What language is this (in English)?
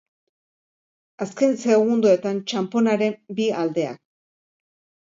Basque